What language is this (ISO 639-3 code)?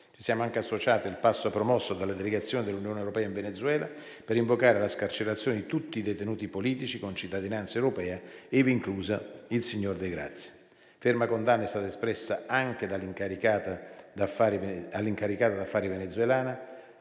ita